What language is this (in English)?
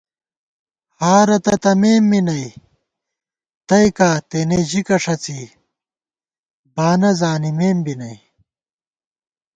Gawar-Bati